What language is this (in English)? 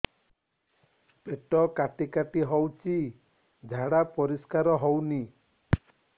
Odia